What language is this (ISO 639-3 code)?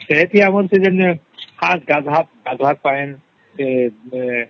ori